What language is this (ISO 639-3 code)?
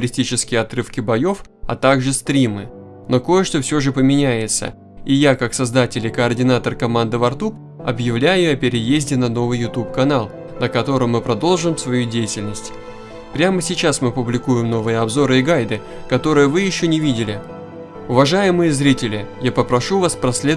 rus